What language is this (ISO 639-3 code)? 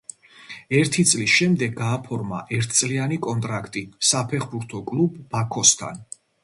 kat